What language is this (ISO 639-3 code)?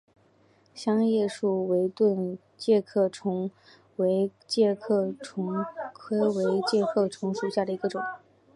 zho